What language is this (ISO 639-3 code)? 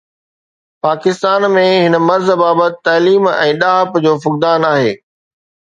snd